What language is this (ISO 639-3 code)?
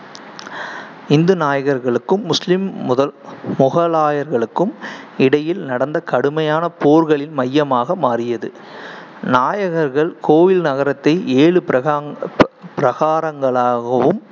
tam